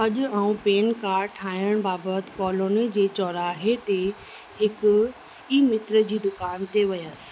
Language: Sindhi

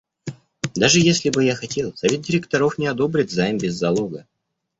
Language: Russian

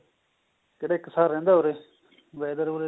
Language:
Punjabi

